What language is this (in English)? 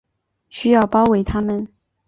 Chinese